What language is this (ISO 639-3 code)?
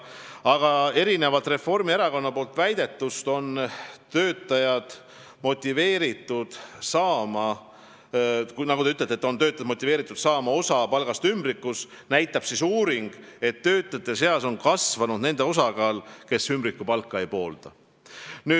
est